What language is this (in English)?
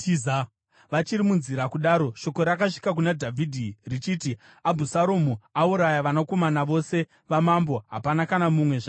Shona